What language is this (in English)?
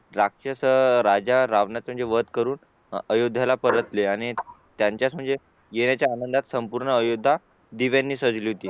Marathi